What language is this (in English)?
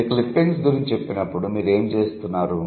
Telugu